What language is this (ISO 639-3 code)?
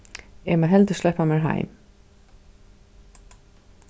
fao